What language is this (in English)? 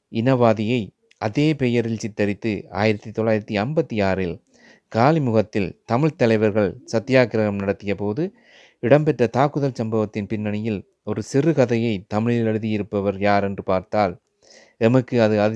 Tamil